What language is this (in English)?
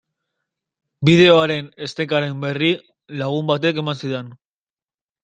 Basque